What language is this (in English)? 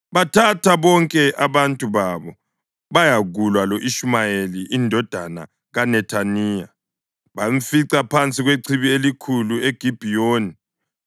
North Ndebele